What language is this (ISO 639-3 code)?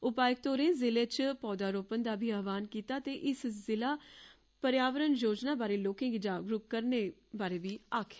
doi